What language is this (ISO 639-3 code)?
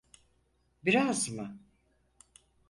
tur